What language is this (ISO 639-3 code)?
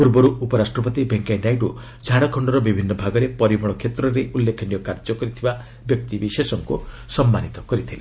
ori